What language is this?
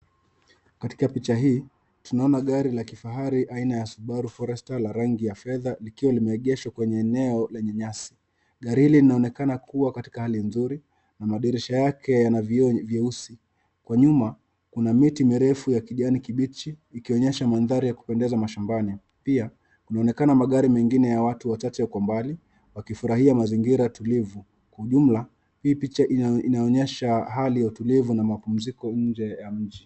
Swahili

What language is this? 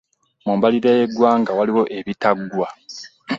Ganda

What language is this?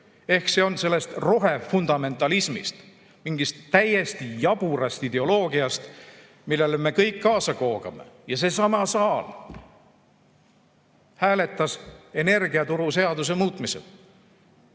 Estonian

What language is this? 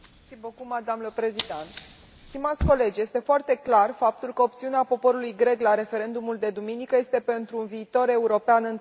Romanian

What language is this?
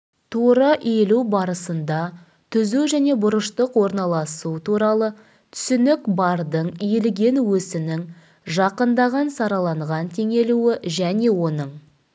Kazakh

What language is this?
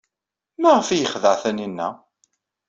Kabyle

